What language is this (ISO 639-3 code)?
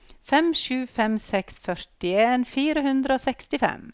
nor